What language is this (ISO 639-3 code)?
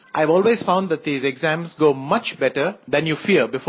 hin